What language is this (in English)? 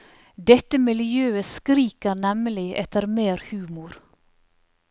Norwegian